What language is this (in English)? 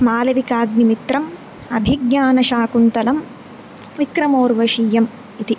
Sanskrit